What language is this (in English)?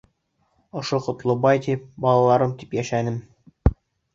Bashkir